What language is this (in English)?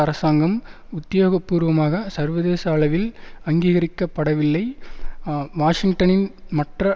Tamil